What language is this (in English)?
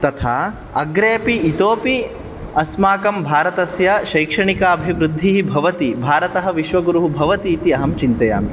Sanskrit